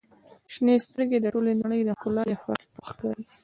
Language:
Pashto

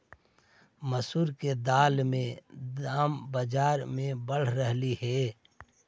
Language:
Magahi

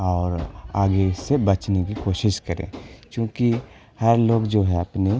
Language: Urdu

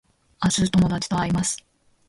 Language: Japanese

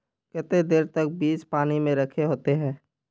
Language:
Magahi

